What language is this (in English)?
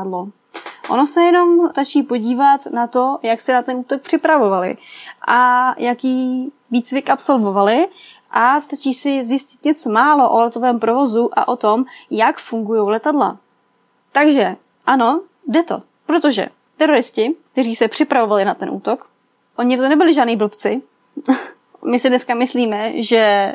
Czech